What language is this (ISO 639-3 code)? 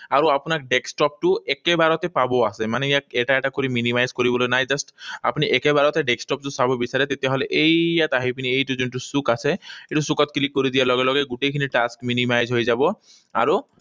asm